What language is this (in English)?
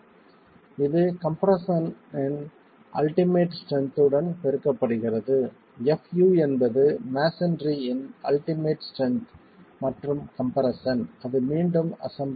Tamil